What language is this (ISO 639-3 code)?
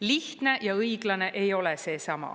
est